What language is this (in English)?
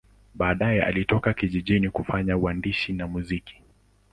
Swahili